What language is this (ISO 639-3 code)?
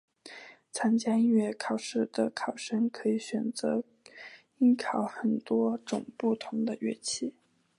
zho